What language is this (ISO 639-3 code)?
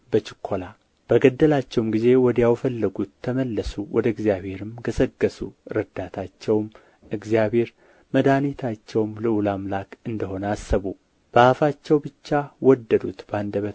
amh